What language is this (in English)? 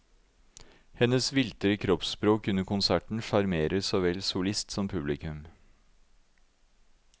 Norwegian